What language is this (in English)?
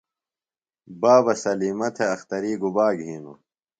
Phalura